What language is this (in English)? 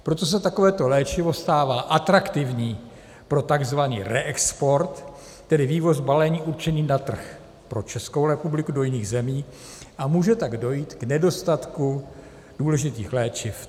Czech